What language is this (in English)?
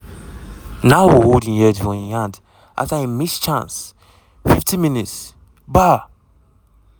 Nigerian Pidgin